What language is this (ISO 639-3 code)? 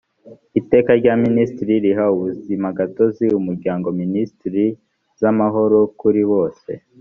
kin